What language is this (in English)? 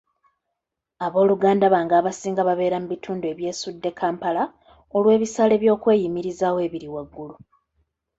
Ganda